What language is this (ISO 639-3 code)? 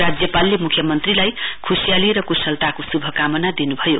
nep